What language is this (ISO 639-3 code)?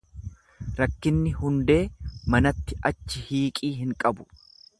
orm